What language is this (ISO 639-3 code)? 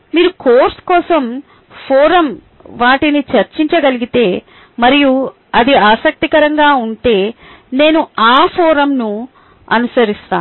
tel